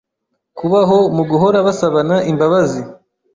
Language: Kinyarwanda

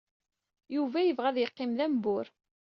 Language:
Kabyle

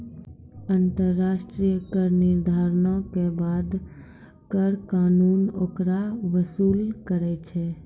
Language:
Maithili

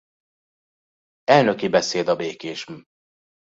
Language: Hungarian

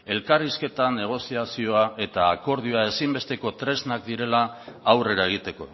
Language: Basque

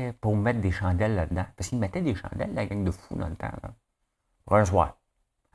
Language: French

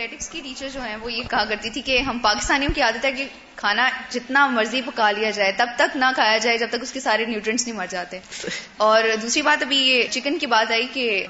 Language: Urdu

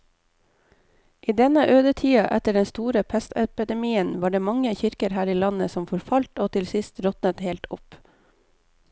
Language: Norwegian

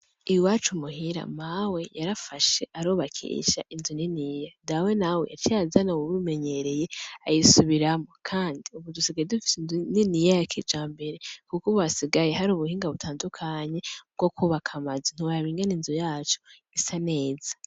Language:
Rundi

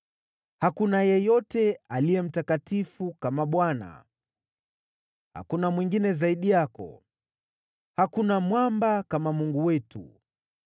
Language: Swahili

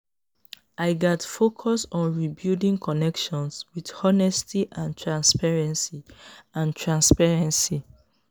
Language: Nigerian Pidgin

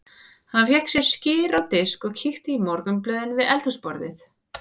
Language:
Icelandic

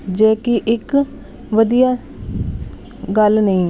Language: Punjabi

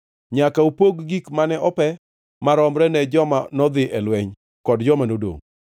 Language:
Luo (Kenya and Tanzania)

